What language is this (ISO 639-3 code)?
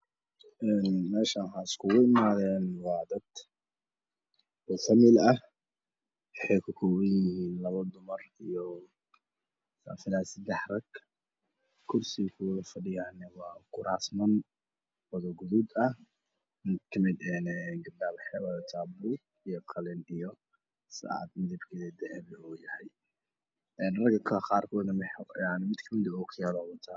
som